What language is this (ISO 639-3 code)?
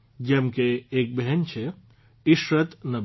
guj